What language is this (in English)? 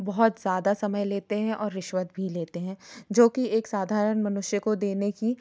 Hindi